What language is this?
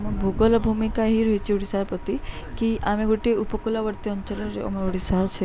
Odia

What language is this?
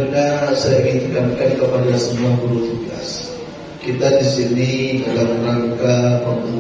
Indonesian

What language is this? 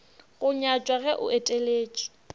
Northern Sotho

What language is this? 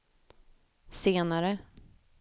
Swedish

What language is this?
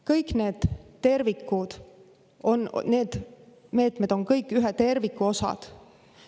Estonian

